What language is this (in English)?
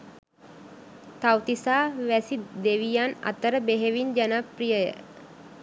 Sinhala